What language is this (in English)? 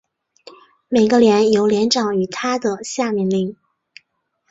Chinese